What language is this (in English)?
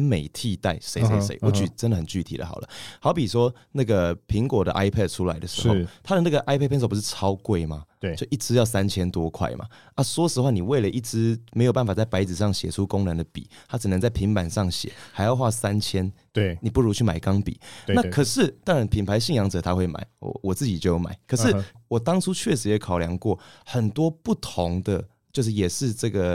Chinese